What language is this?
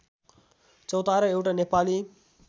Nepali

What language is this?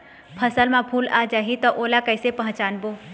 Chhattisgarhi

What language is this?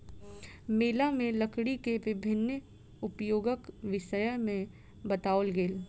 Maithili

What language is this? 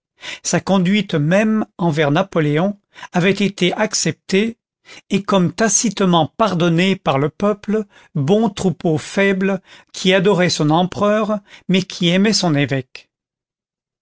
French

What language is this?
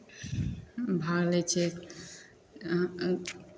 Maithili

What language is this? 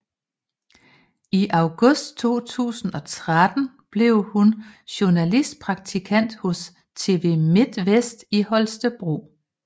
Danish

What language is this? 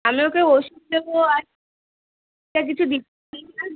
Bangla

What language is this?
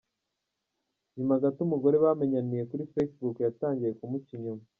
Kinyarwanda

